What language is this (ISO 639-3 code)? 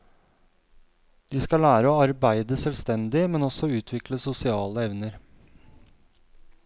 nor